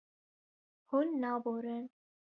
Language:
Kurdish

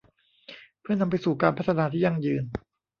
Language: Thai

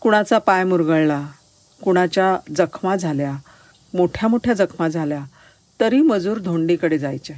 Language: Marathi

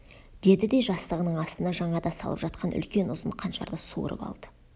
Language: Kazakh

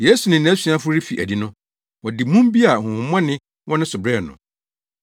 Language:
Akan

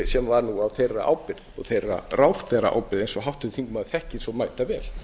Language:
Icelandic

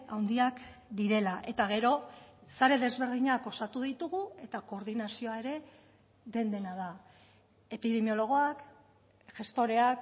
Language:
Basque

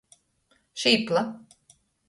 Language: Latgalian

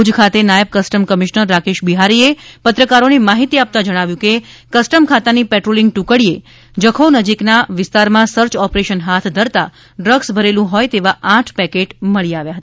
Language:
Gujarati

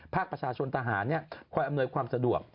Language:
Thai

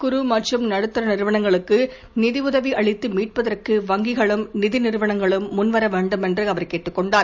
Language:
Tamil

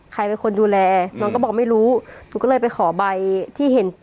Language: Thai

